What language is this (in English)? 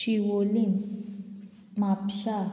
Konkani